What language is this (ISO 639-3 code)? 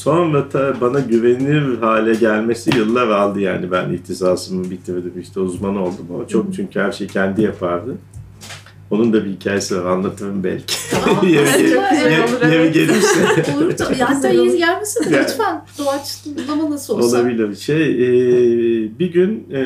tur